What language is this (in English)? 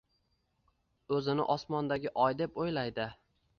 Uzbek